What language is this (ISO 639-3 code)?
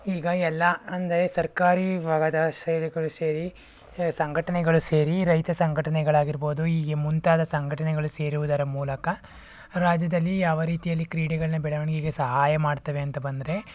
kan